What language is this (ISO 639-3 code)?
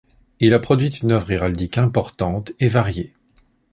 fra